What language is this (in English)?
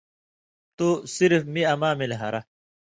Indus Kohistani